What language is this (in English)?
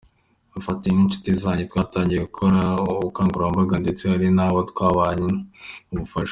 Kinyarwanda